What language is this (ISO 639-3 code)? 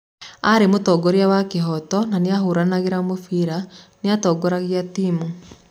kik